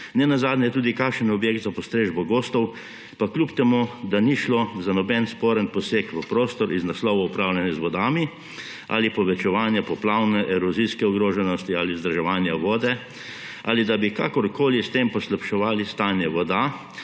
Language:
Slovenian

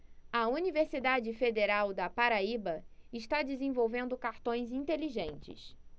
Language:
Portuguese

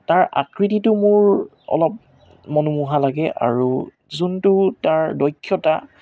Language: Assamese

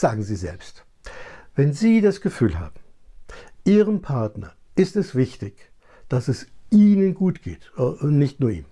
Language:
German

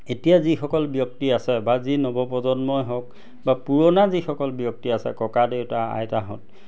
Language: Assamese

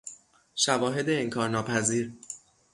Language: Persian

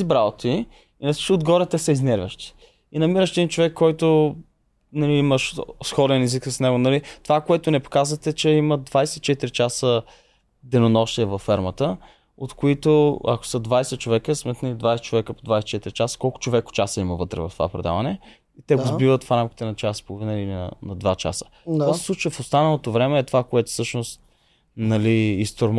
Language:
Bulgarian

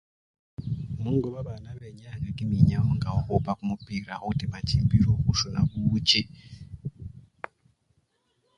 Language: Luyia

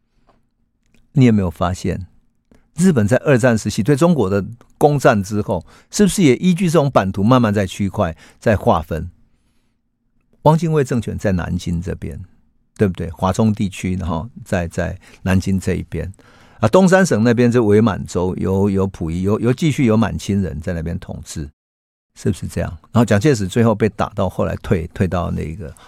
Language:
Chinese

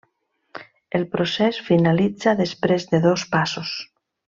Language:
Catalan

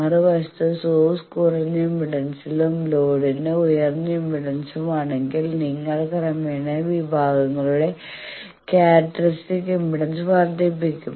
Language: Malayalam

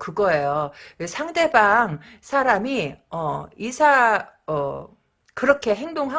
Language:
Korean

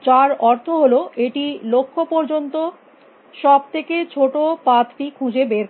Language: Bangla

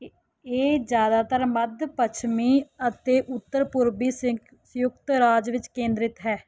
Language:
Punjabi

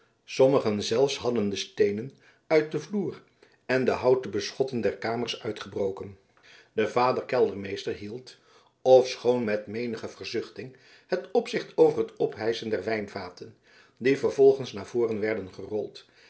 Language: Dutch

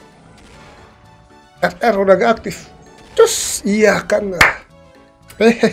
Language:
Indonesian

